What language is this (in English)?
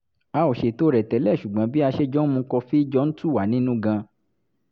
Yoruba